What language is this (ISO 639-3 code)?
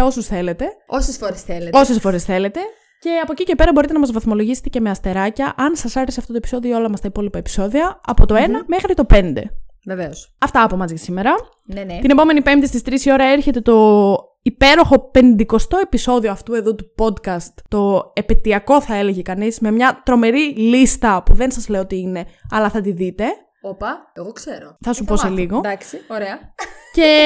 ell